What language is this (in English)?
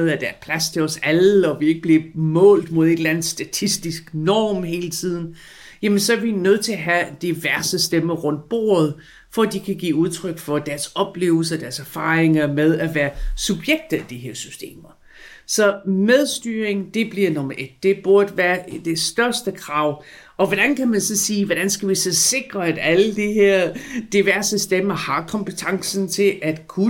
Danish